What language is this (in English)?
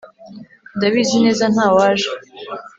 Kinyarwanda